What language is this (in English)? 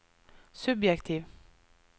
Norwegian